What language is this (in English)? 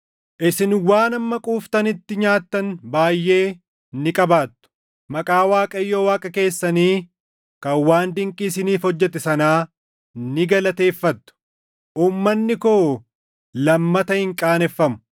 Oromo